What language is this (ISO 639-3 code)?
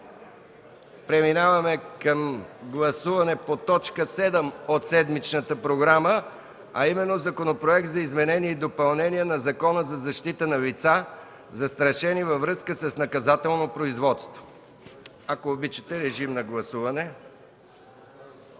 bul